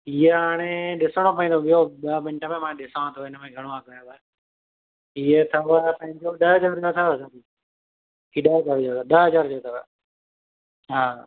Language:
Sindhi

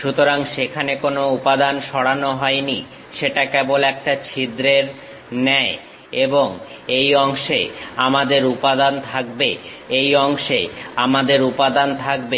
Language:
Bangla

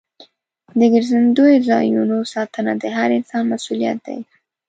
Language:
Pashto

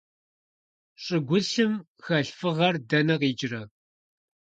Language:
Kabardian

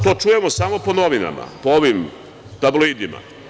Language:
Serbian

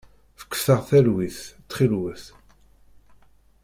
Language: Kabyle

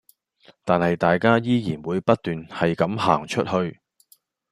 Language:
Cantonese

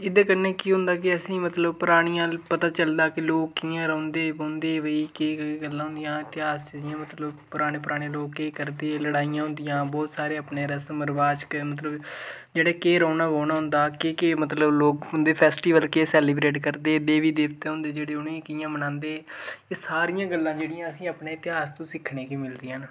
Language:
Dogri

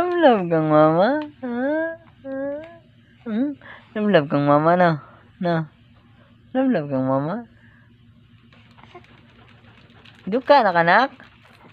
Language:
Vietnamese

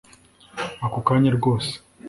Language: Kinyarwanda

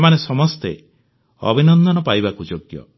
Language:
Odia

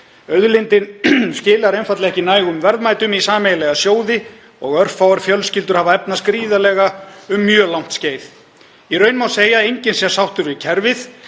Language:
Icelandic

